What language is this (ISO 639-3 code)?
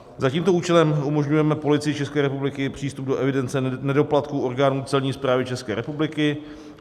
ces